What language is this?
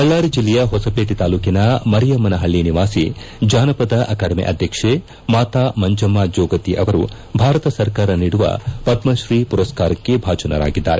Kannada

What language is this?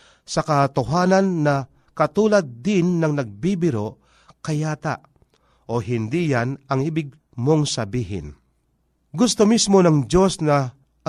Filipino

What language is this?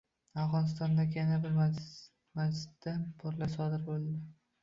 Uzbek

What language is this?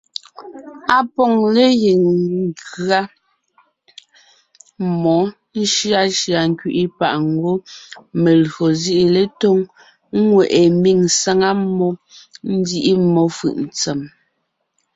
Ngiemboon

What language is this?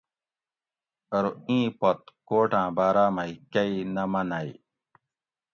Gawri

